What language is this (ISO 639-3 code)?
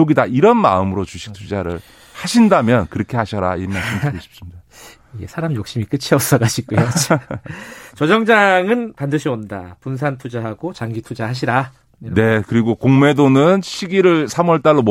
kor